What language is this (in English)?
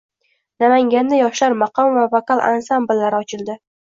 Uzbek